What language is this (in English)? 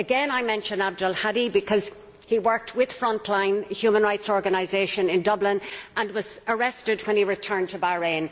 English